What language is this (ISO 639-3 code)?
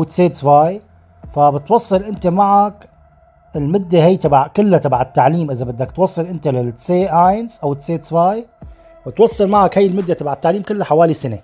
ara